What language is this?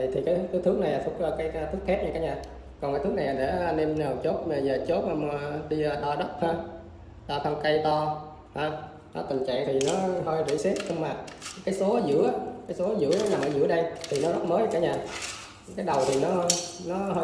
Vietnamese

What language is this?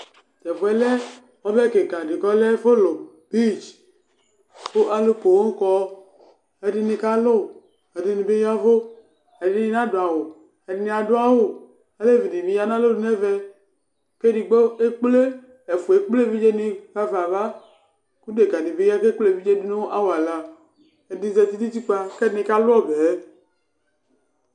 Ikposo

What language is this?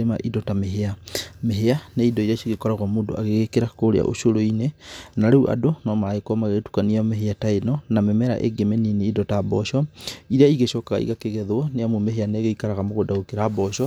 Kikuyu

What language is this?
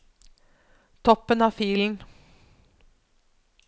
Norwegian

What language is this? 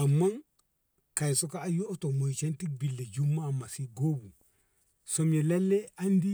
Ngamo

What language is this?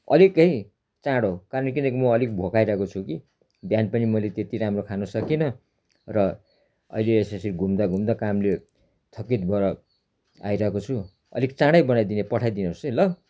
Nepali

